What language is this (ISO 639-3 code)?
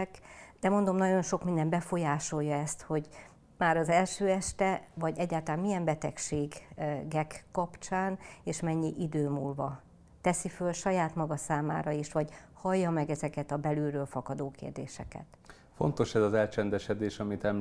hun